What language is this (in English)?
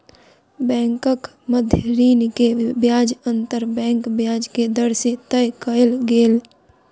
Maithili